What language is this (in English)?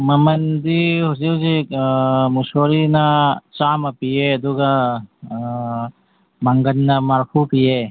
Manipuri